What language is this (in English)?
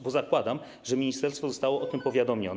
Polish